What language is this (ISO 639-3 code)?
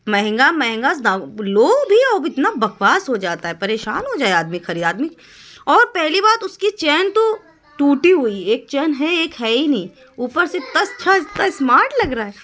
urd